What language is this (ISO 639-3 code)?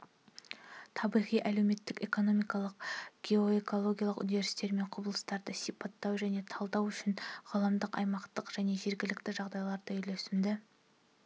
kaz